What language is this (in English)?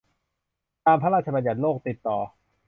Thai